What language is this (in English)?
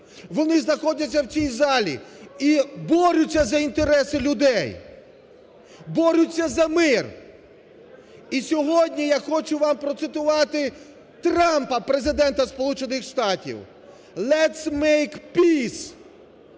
Ukrainian